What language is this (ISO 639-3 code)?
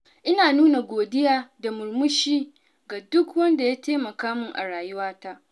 hau